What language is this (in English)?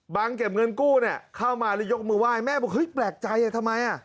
Thai